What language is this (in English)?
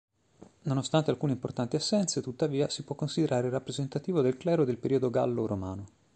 Italian